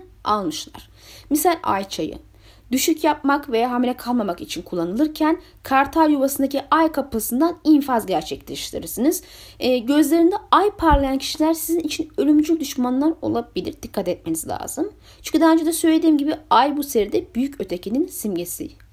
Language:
Turkish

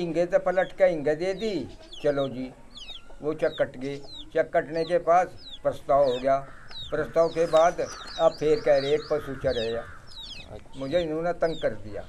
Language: Hindi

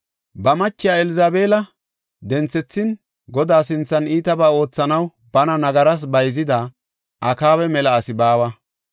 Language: Gofa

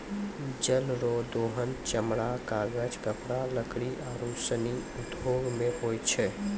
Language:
Maithili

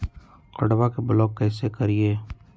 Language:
Magahi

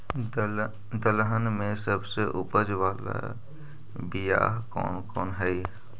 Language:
Magahi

